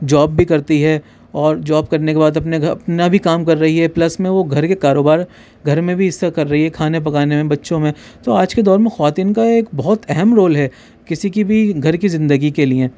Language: Urdu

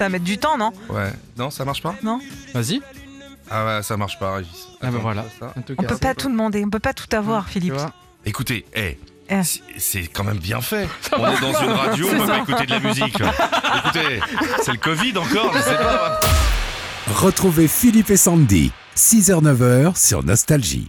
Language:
French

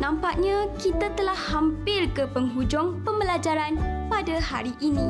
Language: Malay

